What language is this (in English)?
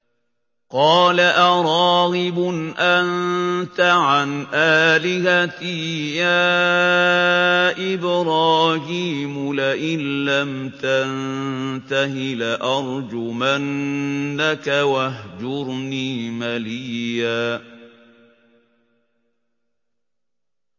Arabic